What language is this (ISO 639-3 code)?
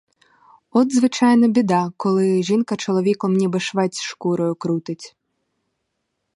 ukr